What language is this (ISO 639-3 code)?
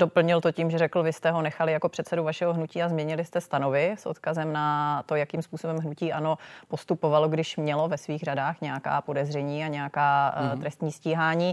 ces